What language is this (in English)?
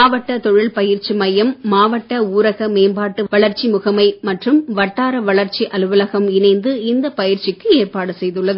Tamil